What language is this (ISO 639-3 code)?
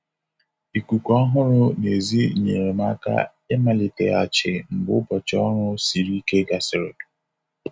ibo